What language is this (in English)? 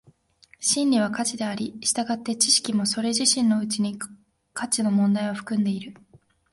Japanese